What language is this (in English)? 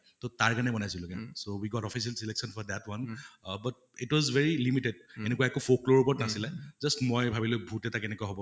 Assamese